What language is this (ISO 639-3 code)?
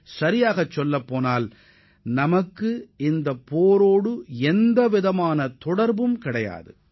tam